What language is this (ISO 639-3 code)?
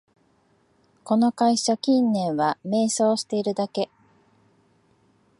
jpn